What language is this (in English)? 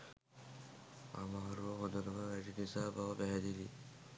Sinhala